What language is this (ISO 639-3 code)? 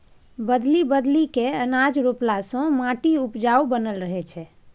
mai